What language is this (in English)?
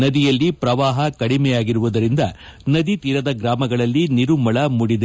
Kannada